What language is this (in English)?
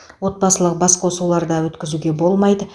Kazakh